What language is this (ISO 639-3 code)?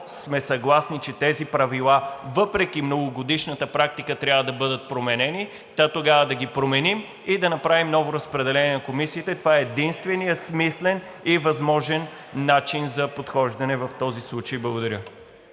bul